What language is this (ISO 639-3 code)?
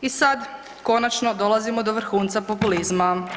hrv